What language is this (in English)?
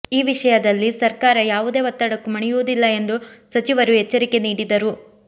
Kannada